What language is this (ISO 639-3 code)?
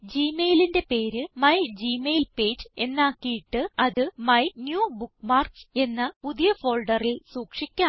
mal